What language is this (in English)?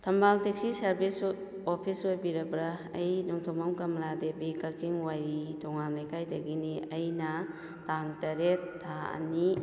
Manipuri